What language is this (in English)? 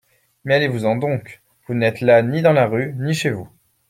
French